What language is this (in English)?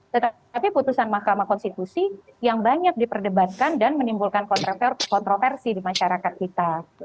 Indonesian